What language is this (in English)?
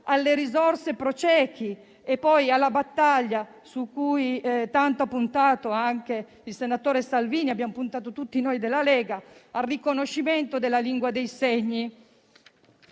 Italian